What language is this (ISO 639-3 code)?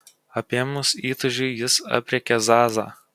lit